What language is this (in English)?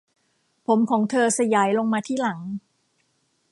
Thai